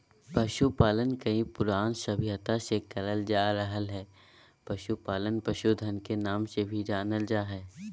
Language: Magahi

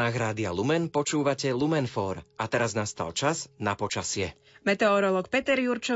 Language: Slovak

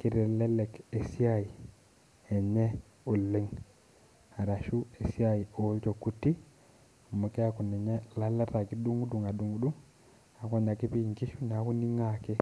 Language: Masai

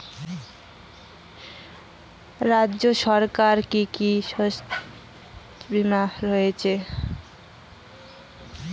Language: Bangla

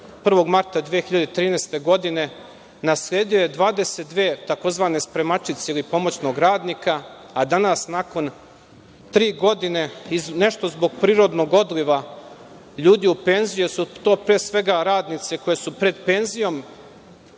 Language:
Serbian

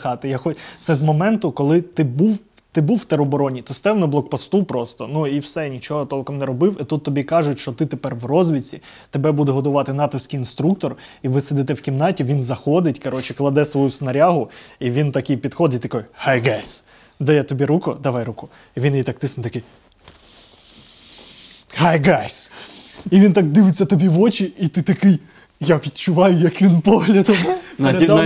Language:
Ukrainian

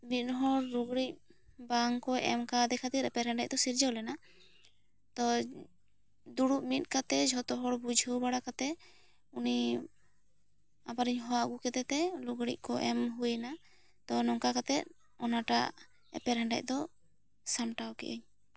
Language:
Santali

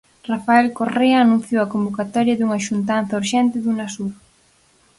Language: Galician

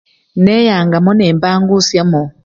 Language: Luyia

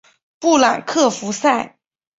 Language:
Chinese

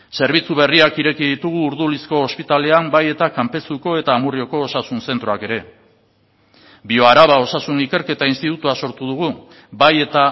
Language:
Basque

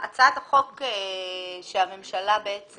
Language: Hebrew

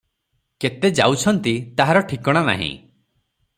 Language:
Odia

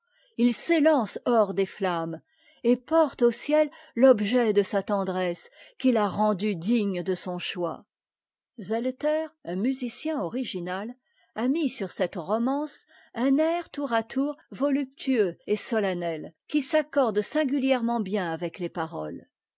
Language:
French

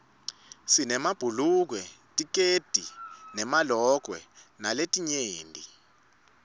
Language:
Swati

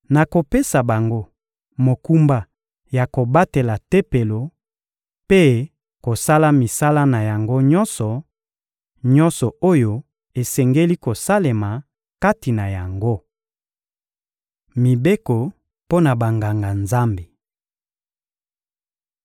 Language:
Lingala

